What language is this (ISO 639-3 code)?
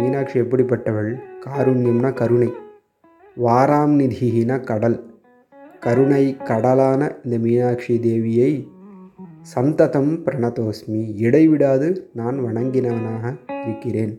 tam